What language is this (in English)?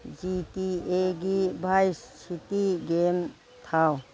Manipuri